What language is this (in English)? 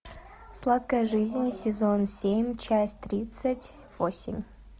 Russian